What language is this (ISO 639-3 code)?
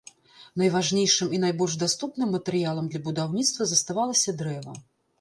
bel